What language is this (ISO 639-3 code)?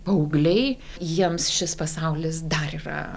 lit